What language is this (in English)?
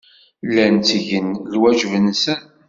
Kabyle